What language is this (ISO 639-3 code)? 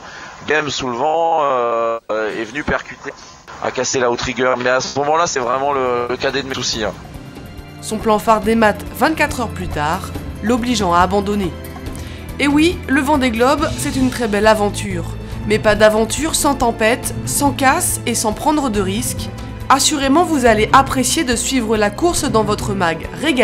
fra